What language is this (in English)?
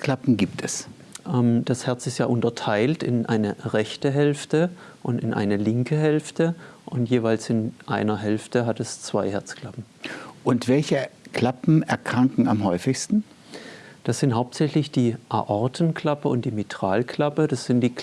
German